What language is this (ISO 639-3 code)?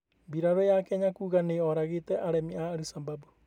kik